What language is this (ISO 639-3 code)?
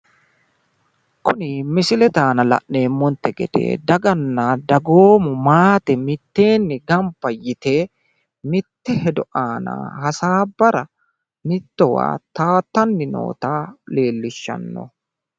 sid